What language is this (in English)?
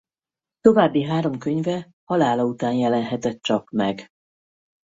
Hungarian